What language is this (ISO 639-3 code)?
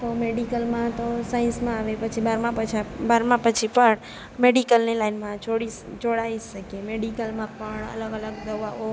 guj